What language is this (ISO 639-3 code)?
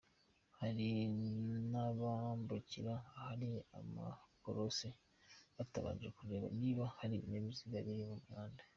kin